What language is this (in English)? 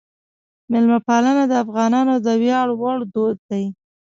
Pashto